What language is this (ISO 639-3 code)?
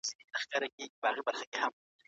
pus